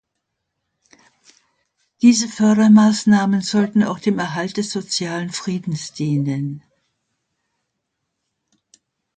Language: German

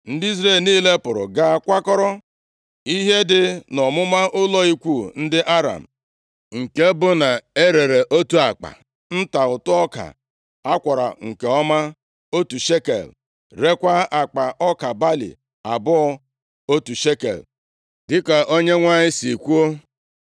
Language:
Igbo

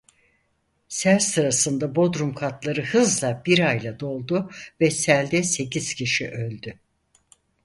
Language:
Turkish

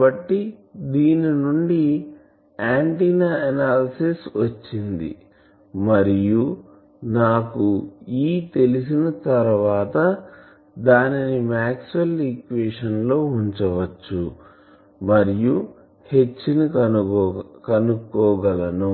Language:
Telugu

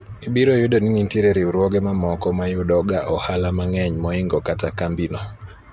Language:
Luo (Kenya and Tanzania)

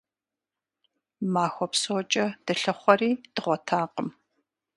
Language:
Kabardian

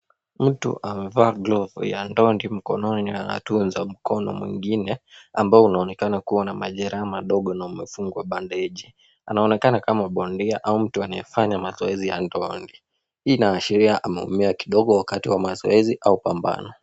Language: Swahili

